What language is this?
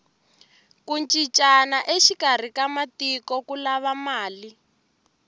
Tsonga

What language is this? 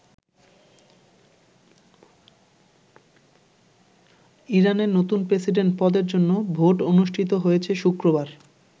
Bangla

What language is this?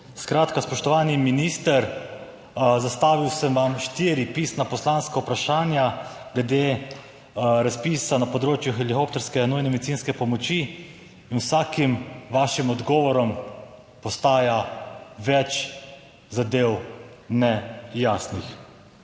Slovenian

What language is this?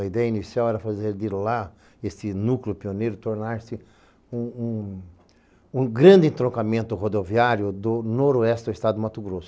Portuguese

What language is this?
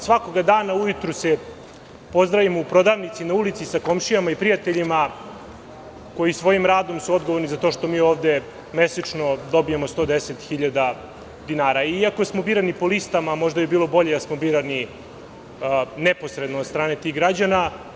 Serbian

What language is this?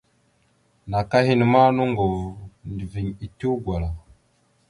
Mada (Cameroon)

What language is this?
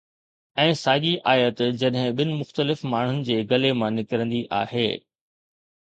Sindhi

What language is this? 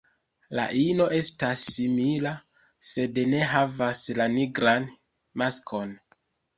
Esperanto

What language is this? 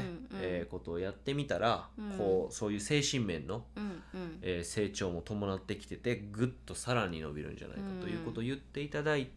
Japanese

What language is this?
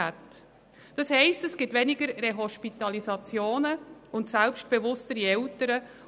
Swiss German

